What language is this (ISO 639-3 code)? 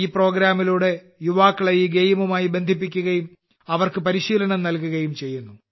mal